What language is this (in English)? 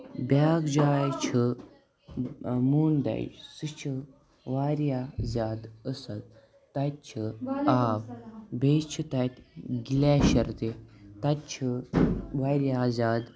Kashmiri